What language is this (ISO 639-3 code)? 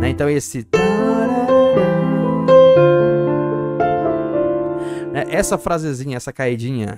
por